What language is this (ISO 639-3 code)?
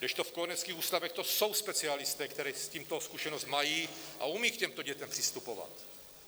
ces